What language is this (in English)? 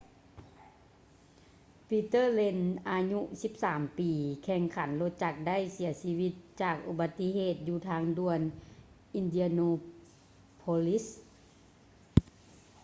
Lao